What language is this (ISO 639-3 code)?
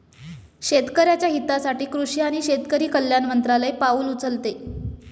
mar